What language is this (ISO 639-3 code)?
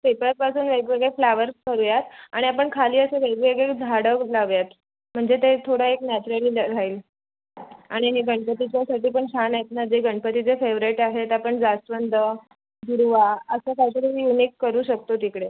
mar